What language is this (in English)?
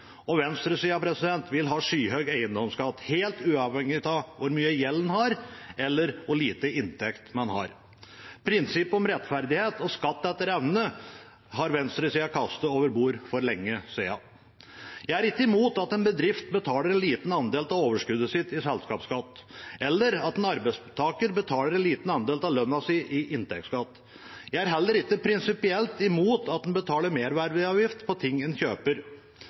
Norwegian Bokmål